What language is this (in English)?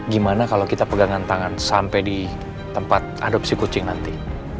Indonesian